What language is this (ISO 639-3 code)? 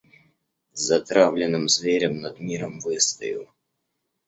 rus